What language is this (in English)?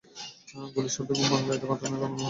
Bangla